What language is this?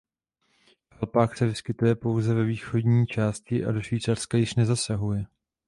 Czech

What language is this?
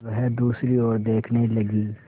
Hindi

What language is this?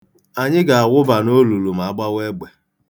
Igbo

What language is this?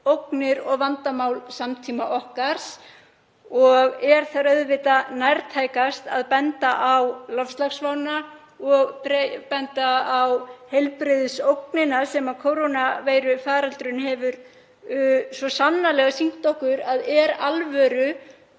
Icelandic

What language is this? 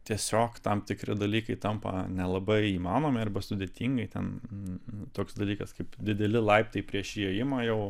Lithuanian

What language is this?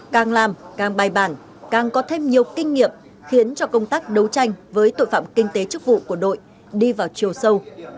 Vietnamese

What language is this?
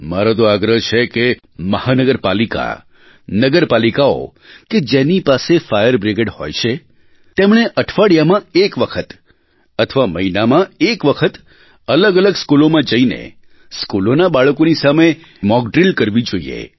Gujarati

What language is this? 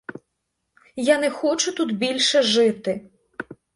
Ukrainian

